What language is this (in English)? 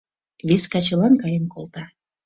Mari